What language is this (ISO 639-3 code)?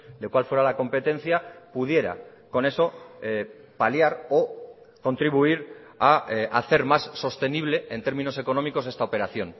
spa